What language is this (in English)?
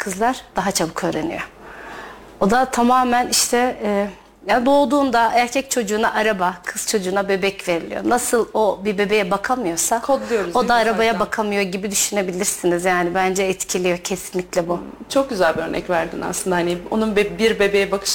Turkish